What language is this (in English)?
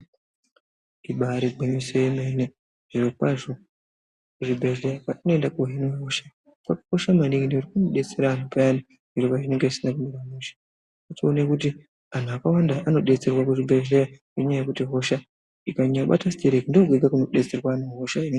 Ndau